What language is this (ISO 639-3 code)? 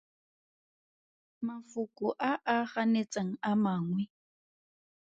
tsn